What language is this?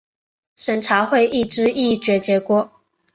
Chinese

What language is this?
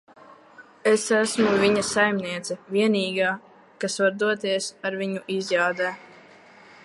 Latvian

